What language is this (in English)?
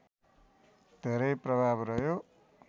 Nepali